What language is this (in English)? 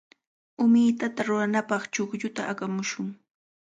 Cajatambo North Lima Quechua